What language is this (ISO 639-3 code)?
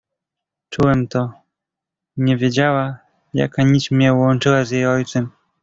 pol